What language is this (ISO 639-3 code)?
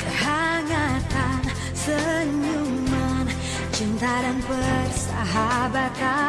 ind